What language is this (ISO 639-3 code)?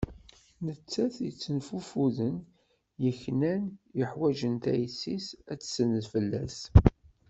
kab